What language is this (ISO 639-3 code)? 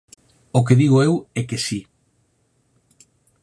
glg